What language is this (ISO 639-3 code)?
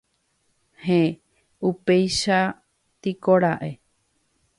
grn